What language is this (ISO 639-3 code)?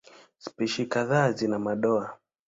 swa